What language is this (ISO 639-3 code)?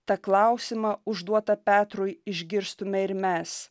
lit